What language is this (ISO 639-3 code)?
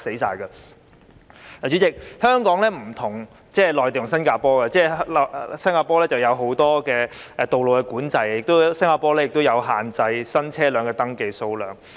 yue